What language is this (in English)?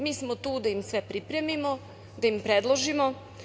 Serbian